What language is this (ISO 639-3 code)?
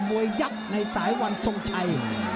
tha